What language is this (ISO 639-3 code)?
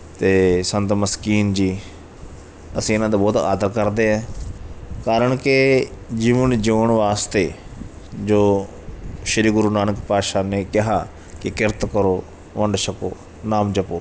pan